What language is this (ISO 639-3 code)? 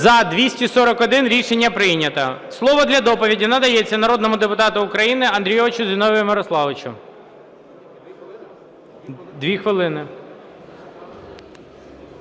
ukr